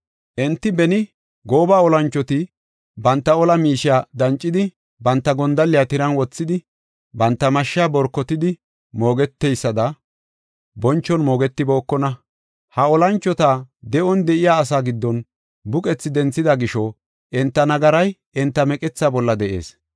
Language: Gofa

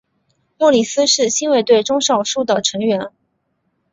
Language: Chinese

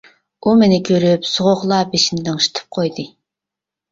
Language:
Uyghur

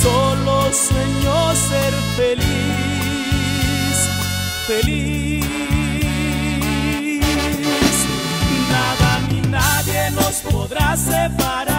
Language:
Spanish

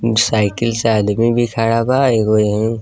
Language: Bhojpuri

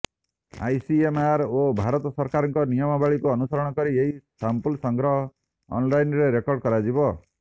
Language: Odia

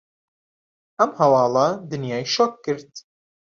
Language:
Central Kurdish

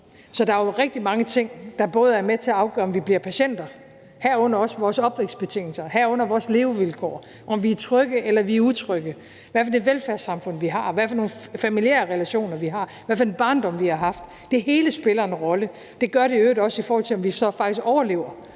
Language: Danish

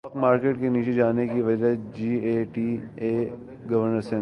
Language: Urdu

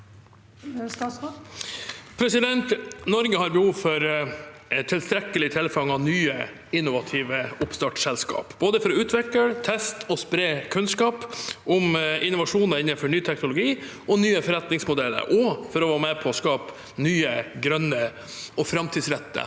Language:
Norwegian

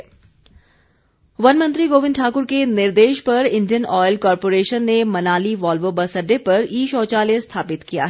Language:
Hindi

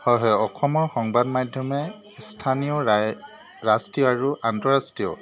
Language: Assamese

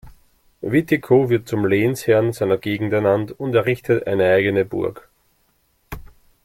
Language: German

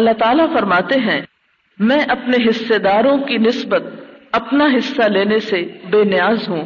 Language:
Urdu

